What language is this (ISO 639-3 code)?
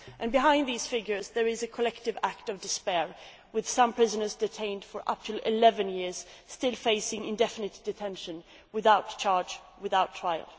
eng